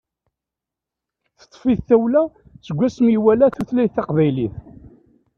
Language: Kabyle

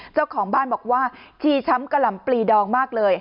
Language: Thai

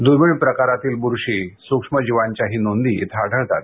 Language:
Marathi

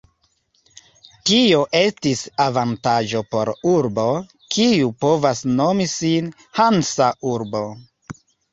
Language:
Esperanto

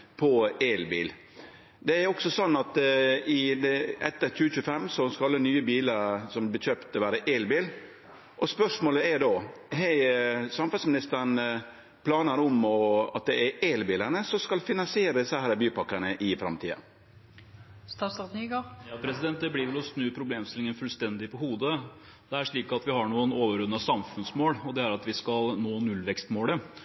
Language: Norwegian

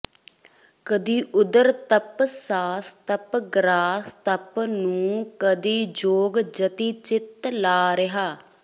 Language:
Punjabi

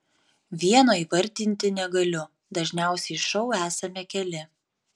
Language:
Lithuanian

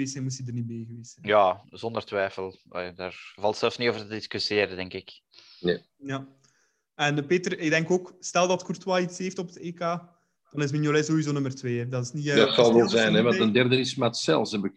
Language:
Dutch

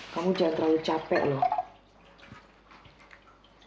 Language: Indonesian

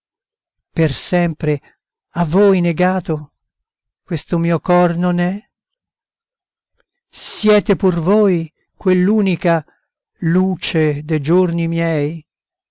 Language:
Italian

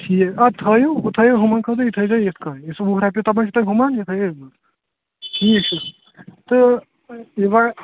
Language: Kashmiri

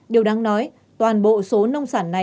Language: Vietnamese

